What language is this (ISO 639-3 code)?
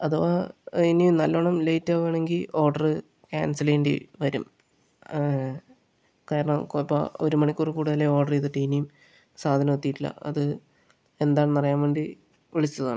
mal